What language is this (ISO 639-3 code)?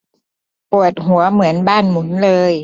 tha